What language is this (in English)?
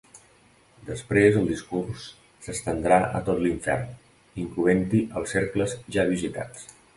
Catalan